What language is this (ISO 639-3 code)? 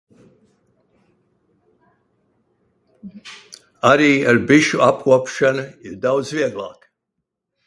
lav